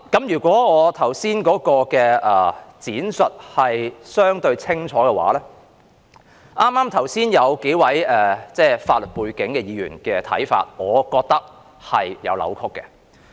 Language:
Cantonese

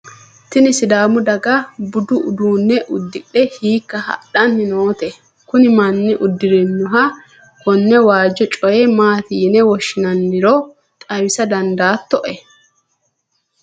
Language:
Sidamo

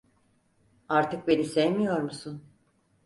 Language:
Turkish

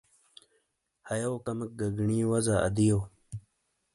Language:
Shina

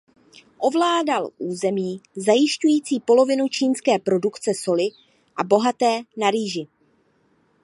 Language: Czech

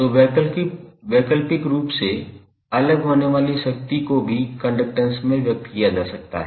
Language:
Hindi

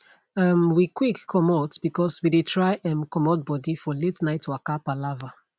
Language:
Nigerian Pidgin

